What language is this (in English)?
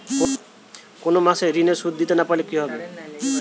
Bangla